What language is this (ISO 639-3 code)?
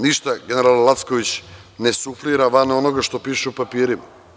srp